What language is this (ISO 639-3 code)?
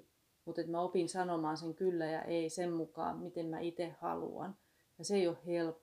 fin